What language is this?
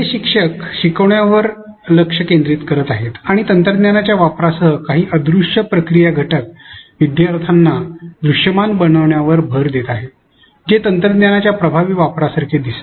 Marathi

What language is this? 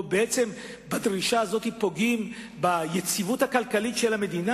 Hebrew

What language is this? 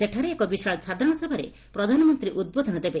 Odia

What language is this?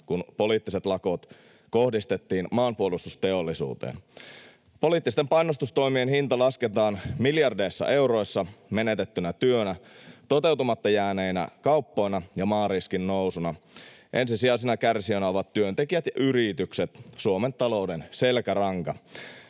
Finnish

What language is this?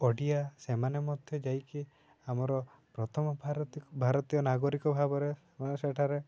Odia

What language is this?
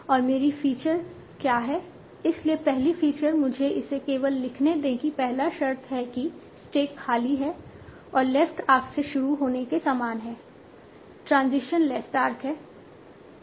Hindi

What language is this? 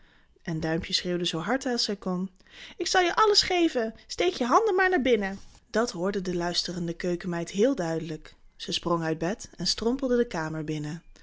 Dutch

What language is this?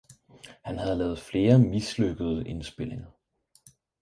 Danish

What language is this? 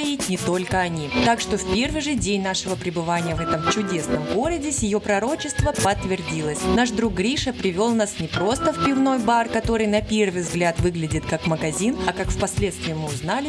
Russian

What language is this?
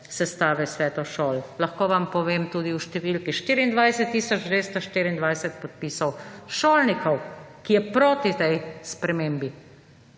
Slovenian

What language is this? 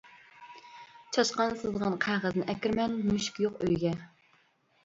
Uyghur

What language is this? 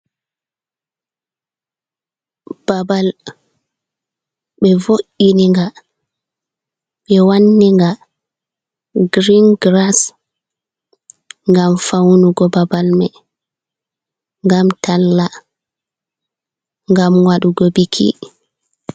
Fula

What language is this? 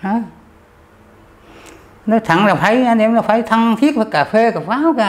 Vietnamese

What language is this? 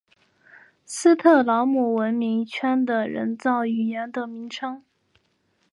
Chinese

